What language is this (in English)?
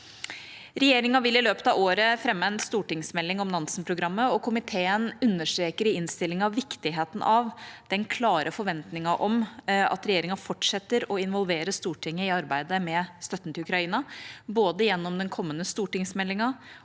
Norwegian